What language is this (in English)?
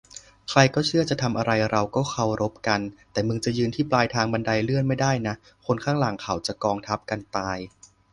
Thai